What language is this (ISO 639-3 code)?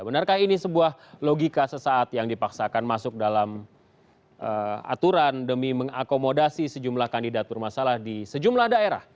ind